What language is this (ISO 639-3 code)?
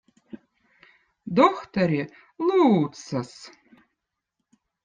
vot